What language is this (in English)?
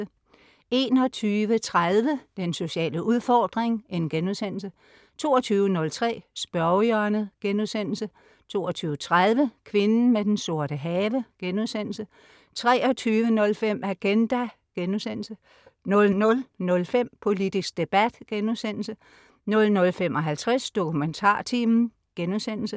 Danish